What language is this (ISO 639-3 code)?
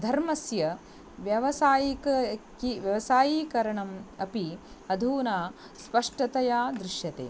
san